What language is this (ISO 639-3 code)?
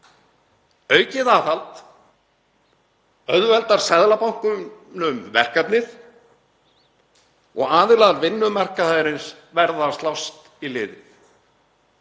isl